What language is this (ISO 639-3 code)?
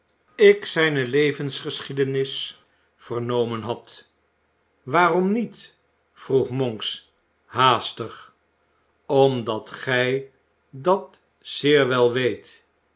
nld